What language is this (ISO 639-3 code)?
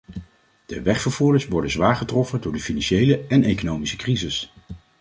nld